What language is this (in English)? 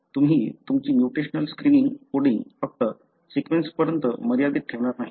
Marathi